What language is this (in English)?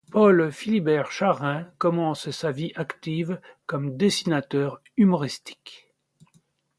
French